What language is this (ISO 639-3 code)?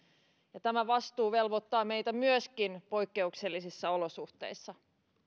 fin